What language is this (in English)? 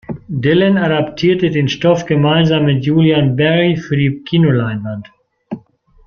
German